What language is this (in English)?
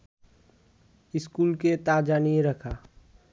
Bangla